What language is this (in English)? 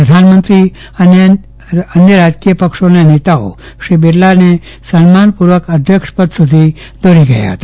Gujarati